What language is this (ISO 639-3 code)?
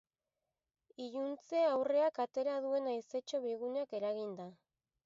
eus